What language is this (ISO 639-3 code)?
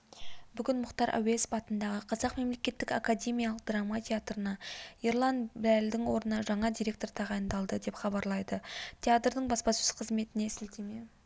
kaz